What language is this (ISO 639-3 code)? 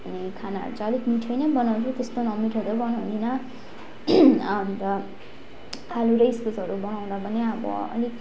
nep